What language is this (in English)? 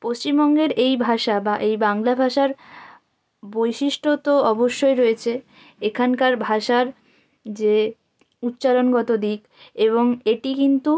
Bangla